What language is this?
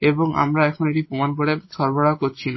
Bangla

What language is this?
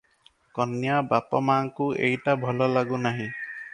Odia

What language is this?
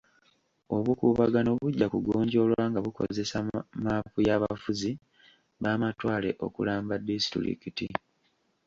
Ganda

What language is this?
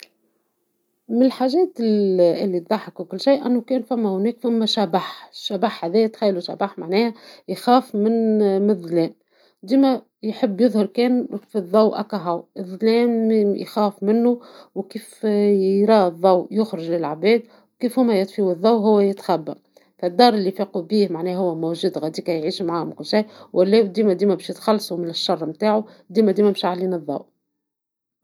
Tunisian Arabic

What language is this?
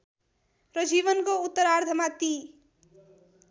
Nepali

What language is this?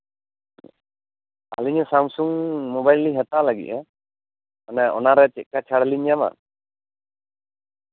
Santali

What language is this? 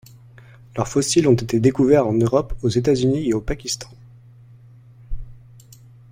French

